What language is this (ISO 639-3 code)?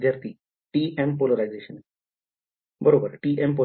mar